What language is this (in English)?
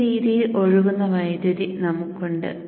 Malayalam